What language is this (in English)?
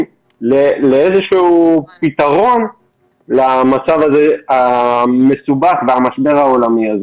Hebrew